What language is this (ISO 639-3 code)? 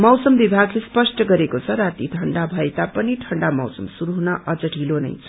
nep